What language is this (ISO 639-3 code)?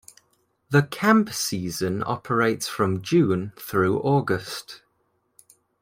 eng